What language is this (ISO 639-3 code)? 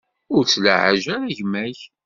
kab